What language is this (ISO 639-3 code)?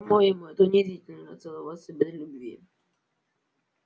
rus